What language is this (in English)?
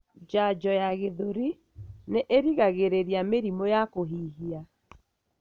Kikuyu